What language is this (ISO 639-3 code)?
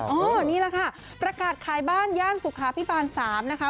tha